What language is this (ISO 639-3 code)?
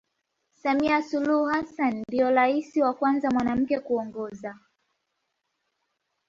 swa